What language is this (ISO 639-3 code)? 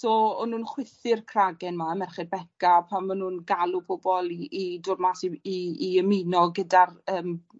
cym